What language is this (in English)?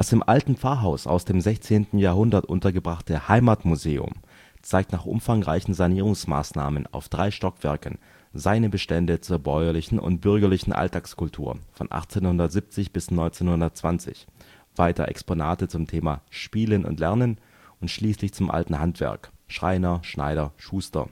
German